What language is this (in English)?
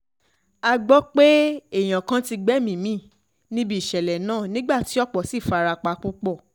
Yoruba